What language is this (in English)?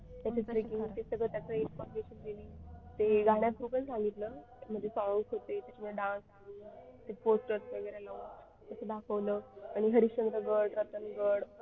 Marathi